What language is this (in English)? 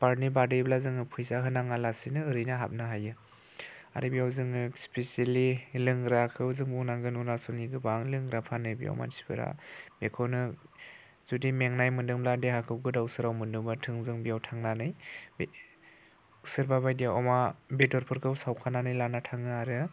Bodo